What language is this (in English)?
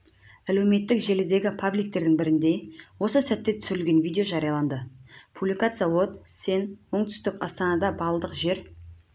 Kazakh